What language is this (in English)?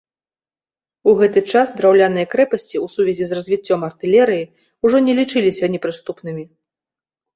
Belarusian